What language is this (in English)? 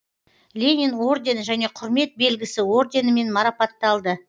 Kazakh